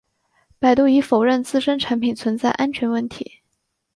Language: Chinese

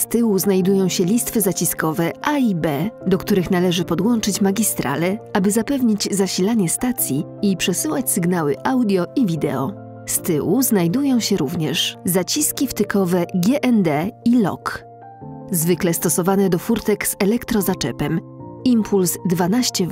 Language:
Polish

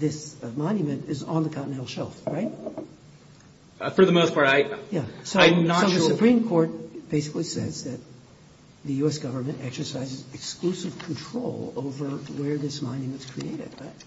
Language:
English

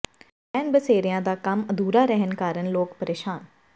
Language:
Punjabi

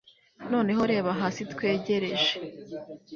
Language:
Kinyarwanda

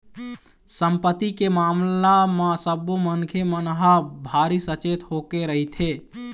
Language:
Chhattisgarhi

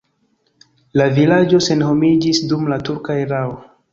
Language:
Esperanto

